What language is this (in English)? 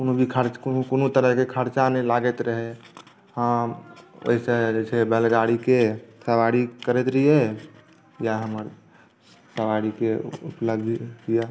Maithili